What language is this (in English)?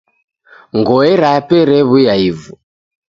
Taita